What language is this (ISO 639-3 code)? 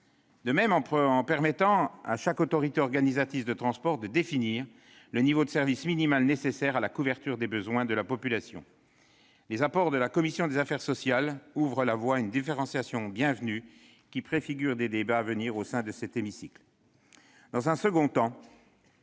fra